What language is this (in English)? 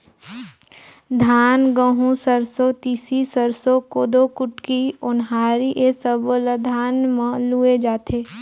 Chhattisgarhi